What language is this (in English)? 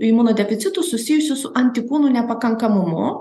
Lithuanian